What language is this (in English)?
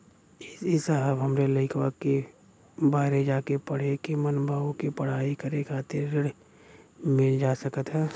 Bhojpuri